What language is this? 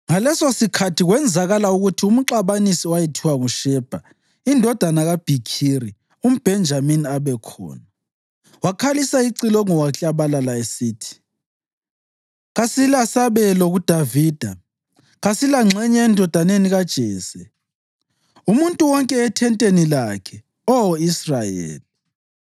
North Ndebele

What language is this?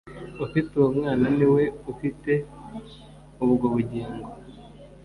Kinyarwanda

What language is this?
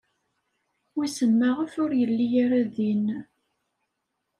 Kabyle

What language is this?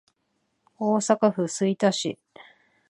Japanese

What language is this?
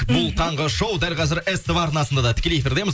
Kazakh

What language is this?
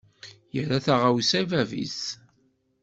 Kabyle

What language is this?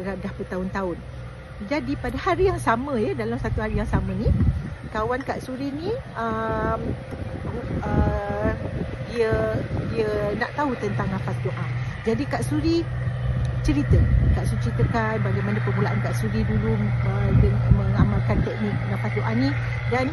Malay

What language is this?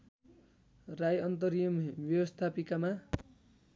Nepali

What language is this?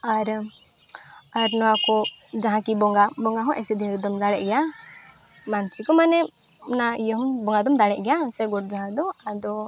Santali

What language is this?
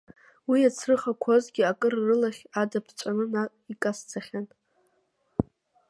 Abkhazian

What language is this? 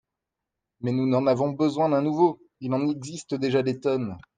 French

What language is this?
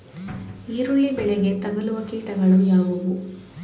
Kannada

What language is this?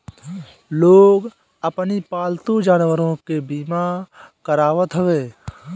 Bhojpuri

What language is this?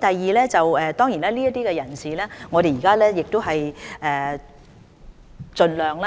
Cantonese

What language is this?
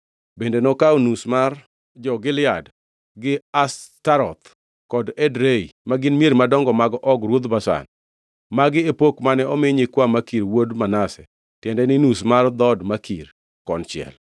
Luo (Kenya and Tanzania)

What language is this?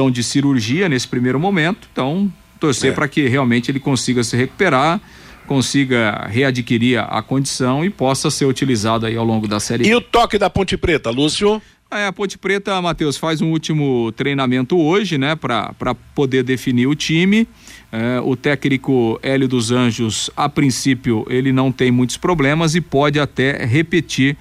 Portuguese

